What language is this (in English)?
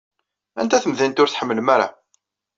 Kabyle